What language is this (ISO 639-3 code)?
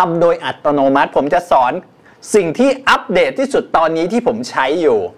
tha